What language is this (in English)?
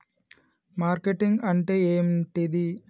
Telugu